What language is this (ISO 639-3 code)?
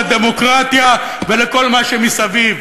heb